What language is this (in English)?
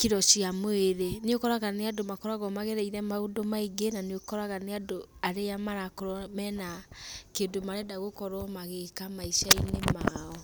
Kikuyu